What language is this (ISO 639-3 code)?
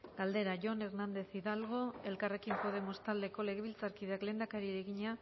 eus